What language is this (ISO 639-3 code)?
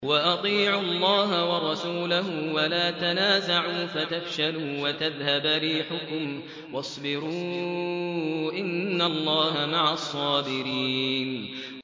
ara